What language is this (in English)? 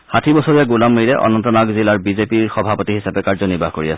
Assamese